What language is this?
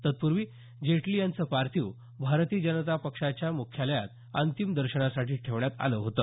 Marathi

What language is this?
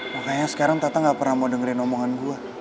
Indonesian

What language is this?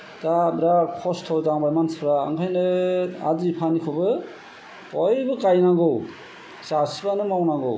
Bodo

